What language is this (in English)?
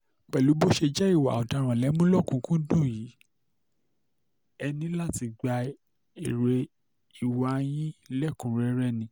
Yoruba